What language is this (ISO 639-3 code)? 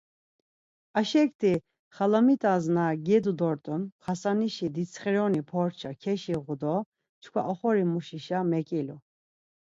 lzz